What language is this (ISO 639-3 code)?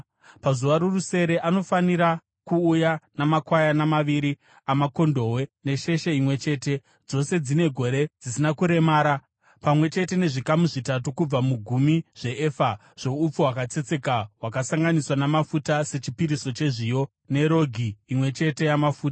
sna